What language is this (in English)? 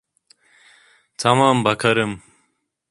Turkish